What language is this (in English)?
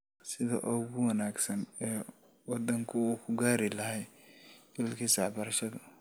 Somali